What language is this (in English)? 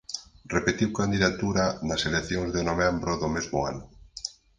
Galician